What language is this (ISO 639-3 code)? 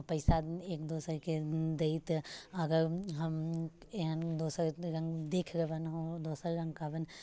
mai